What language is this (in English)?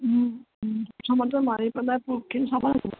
Assamese